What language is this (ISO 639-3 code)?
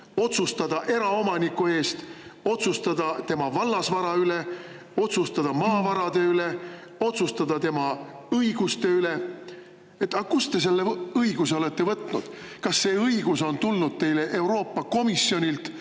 est